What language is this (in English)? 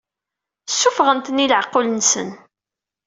Kabyle